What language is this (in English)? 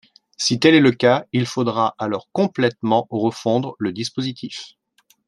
French